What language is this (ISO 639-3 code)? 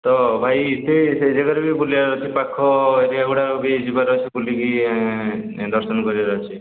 ori